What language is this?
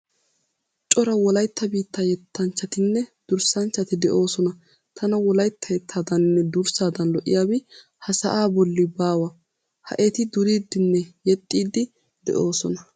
Wolaytta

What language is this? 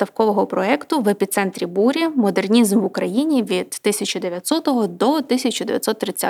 Ukrainian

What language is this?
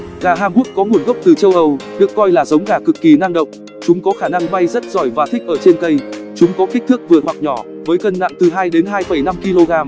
Vietnamese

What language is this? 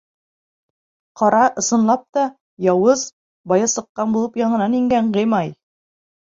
Bashkir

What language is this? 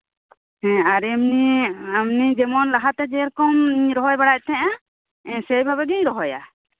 Santali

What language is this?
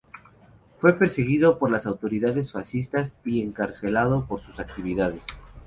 Spanish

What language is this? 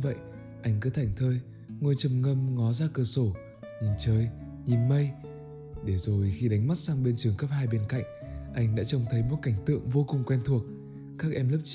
Vietnamese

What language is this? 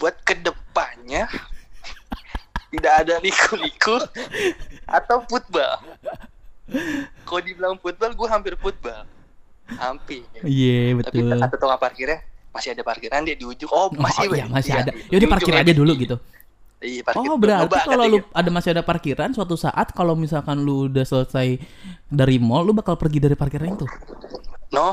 Indonesian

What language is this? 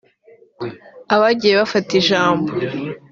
Kinyarwanda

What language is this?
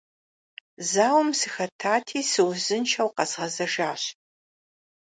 Kabardian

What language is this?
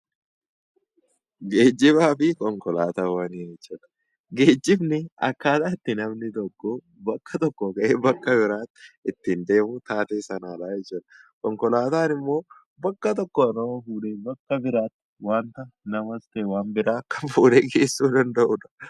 Oromo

